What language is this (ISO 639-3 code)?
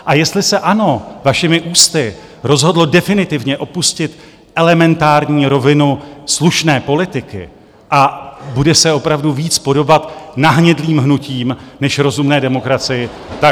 ces